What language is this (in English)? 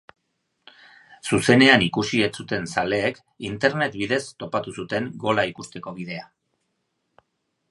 Basque